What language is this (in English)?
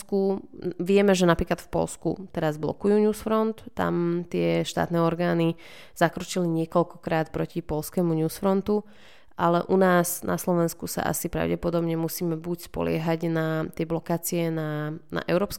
Slovak